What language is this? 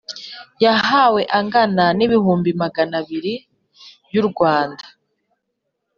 Kinyarwanda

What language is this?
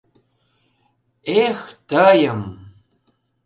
Mari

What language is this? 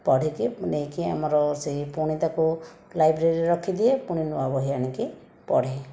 Odia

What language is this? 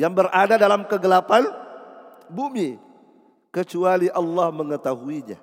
Indonesian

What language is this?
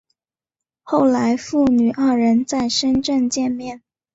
Chinese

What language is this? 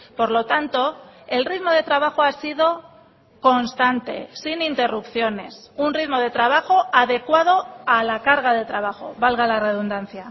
Spanish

